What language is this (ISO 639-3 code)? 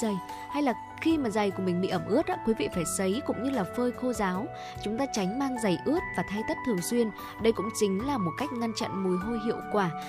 vie